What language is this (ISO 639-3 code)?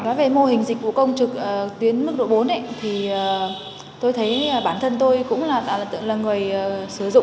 vie